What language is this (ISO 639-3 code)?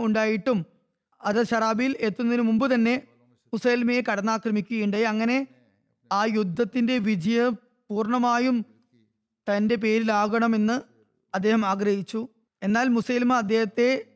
mal